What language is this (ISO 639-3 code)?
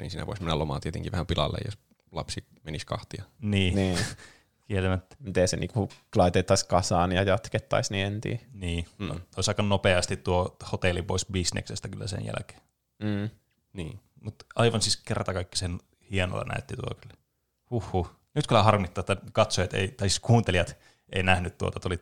fin